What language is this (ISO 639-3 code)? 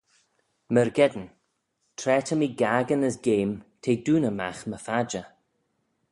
glv